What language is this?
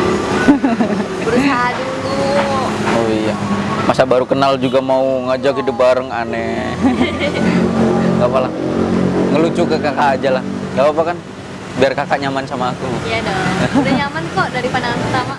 Indonesian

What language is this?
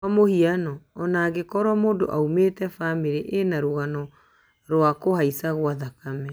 Kikuyu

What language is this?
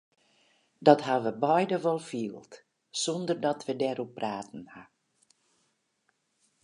Western Frisian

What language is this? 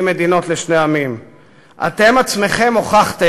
Hebrew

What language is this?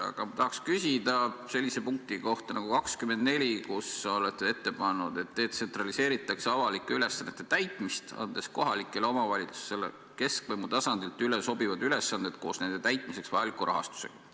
Estonian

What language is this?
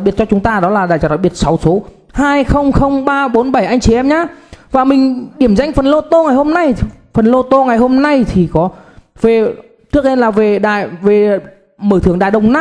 Vietnamese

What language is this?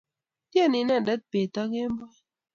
Kalenjin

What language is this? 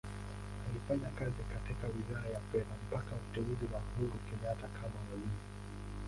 Swahili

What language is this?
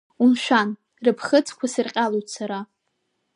Abkhazian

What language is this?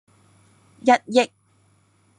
Cantonese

